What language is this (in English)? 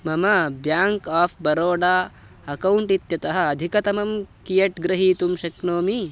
Sanskrit